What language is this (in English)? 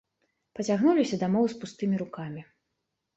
Belarusian